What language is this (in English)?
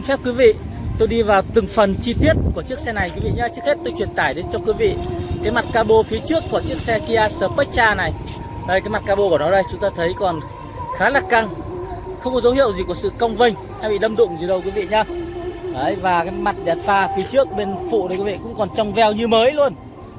Vietnamese